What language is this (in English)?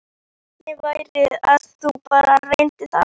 Icelandic